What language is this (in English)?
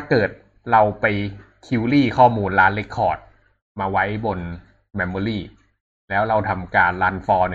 Thai